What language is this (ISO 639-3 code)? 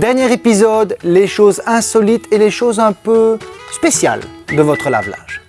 fra